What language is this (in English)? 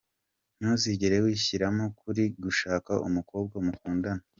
Kinyarwanda